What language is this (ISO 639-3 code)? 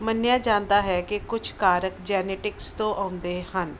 pan